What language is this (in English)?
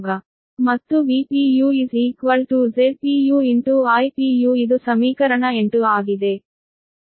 Kannada